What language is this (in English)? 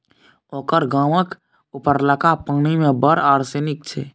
Maithili